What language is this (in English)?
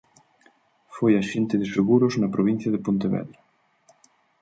Galician